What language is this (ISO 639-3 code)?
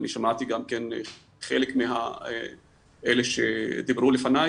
heb